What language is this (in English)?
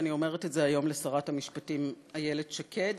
Hebrew